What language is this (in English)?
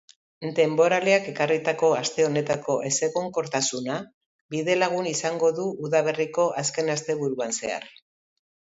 Basque